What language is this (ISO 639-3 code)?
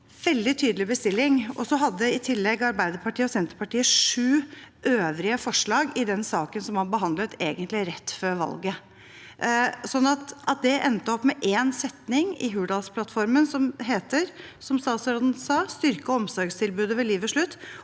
nor